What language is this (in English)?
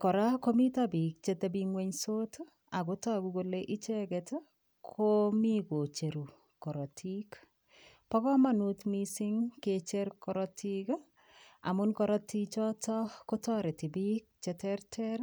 Kalenjin